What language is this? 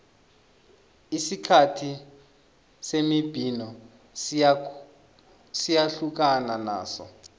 South Ndebele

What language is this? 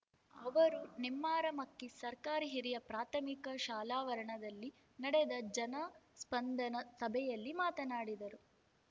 Kannada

